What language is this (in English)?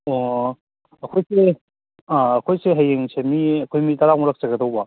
Manipuri